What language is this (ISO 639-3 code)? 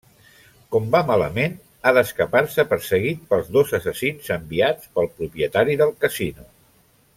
cat